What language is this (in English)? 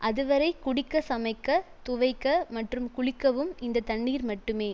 Tamil